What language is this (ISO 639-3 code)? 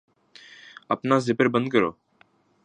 urd